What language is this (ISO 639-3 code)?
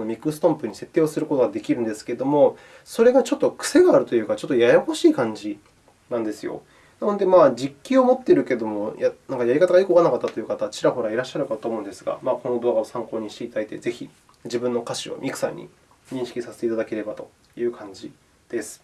jpn